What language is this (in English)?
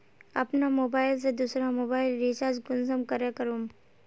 Magahi